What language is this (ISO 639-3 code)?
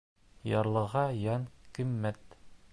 bak